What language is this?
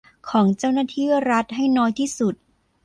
Thai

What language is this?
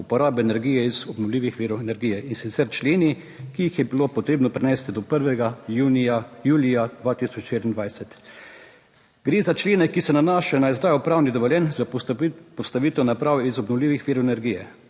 Slovenian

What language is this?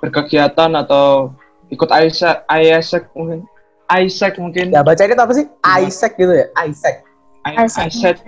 Indonesian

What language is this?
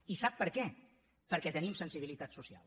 Catalan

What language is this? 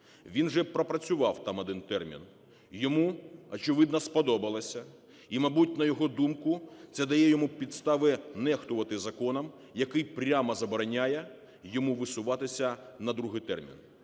Ukrainian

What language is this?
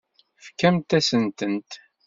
Kabyle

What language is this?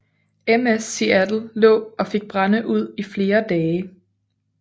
Danish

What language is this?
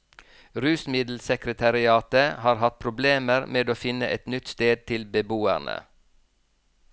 Norwegian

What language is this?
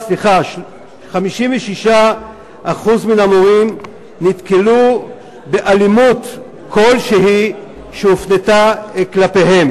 Hebrew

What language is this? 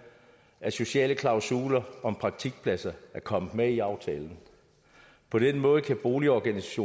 Danish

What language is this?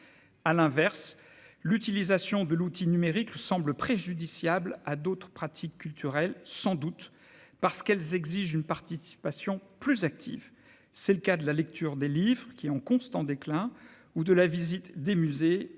French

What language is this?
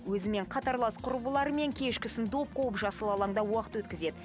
Kazakh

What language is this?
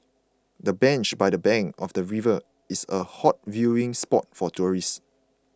English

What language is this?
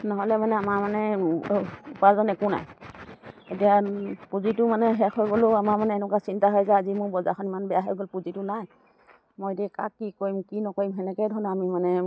Assamese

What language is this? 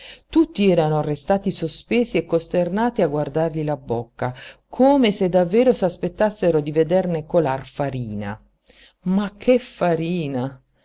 Italian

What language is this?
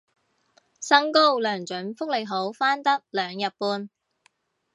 Cantonese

